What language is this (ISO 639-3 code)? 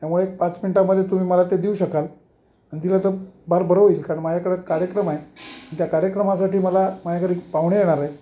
mar